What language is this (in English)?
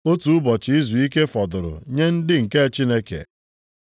Igbo